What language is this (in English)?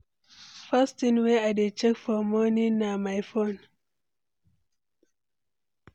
Nigerian Pidgin